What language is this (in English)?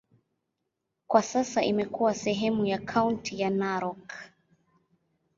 Swahili